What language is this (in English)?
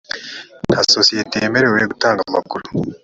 Kinyarwanda